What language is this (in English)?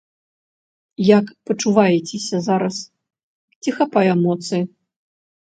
Belarusian